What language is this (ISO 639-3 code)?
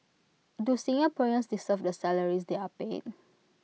eng